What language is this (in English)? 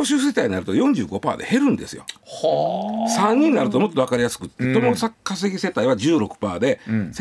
Japanese